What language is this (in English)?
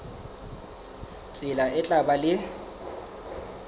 Southern Sotho